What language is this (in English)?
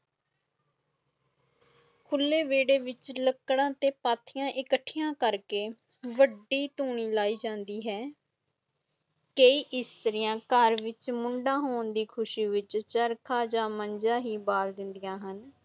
Punjabi